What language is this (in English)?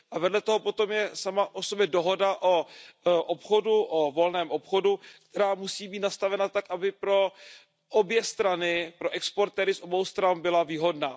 Czech